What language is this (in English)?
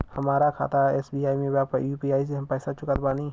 Bhojpuri